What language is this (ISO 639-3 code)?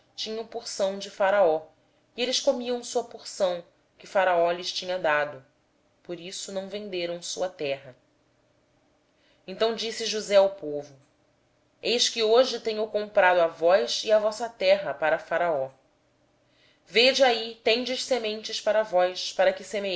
por